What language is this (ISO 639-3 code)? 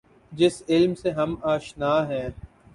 urd